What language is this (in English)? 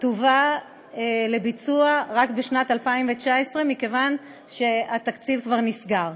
Hebrew